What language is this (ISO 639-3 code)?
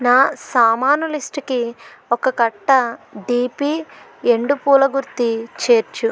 tel